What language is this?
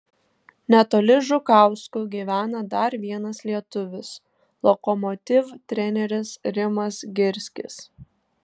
Lithuanian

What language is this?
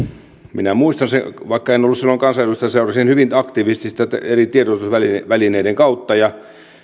Finnish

